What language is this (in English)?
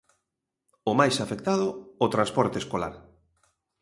Galician